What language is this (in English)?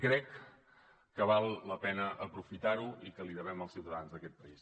Catalan